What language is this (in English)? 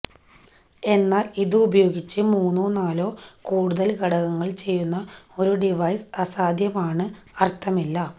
Malayalam